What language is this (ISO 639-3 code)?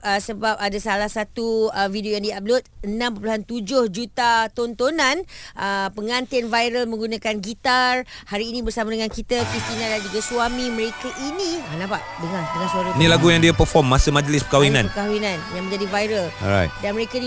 msa